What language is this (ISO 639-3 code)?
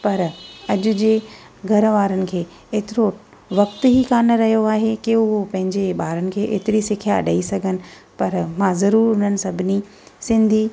snd